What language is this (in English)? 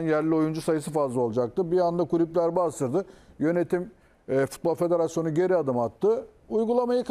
Turkish